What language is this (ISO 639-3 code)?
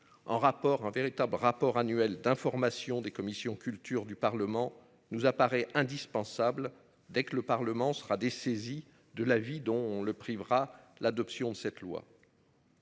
fra